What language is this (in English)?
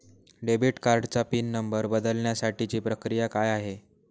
Marathi